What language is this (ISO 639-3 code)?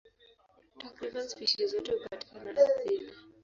swa